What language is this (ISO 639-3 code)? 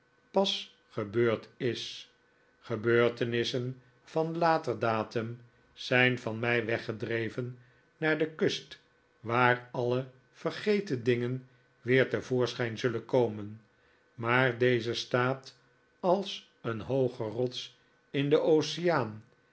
nld